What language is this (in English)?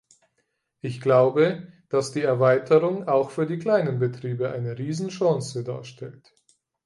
German